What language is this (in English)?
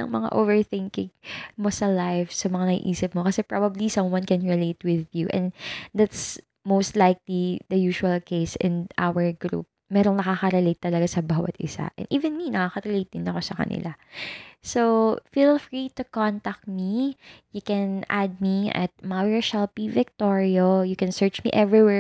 Filipino